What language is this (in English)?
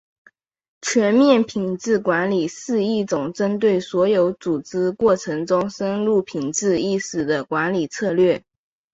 Chinese